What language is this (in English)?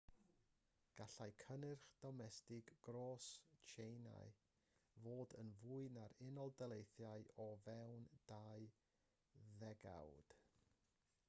Welsh